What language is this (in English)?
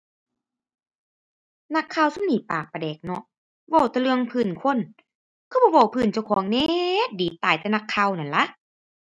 Thai